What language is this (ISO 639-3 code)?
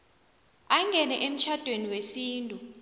nbl